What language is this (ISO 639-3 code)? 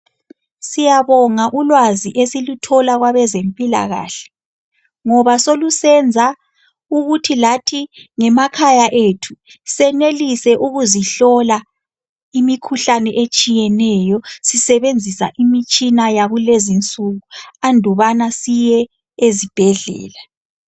nde